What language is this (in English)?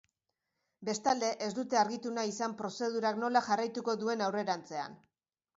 Basque